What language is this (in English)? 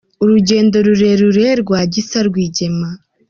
Kinyarwanda